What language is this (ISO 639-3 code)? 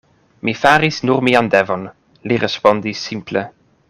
epo